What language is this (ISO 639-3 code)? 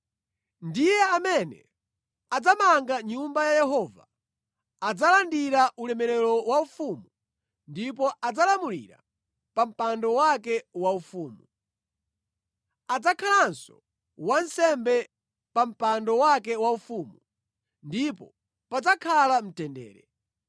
nya